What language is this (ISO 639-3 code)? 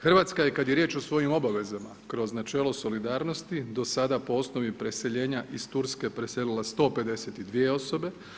hrv